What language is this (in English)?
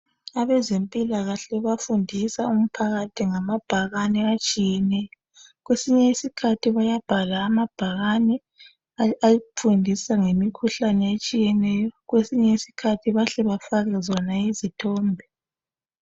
North Ndebele